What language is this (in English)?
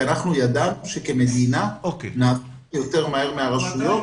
Hebrew